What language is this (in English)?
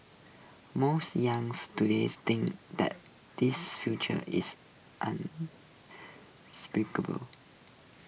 English